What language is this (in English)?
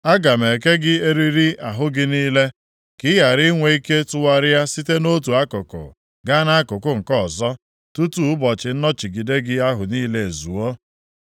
Igbo